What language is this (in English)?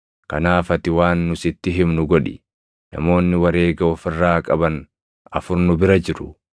Oromo